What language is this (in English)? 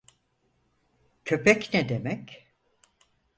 Turkish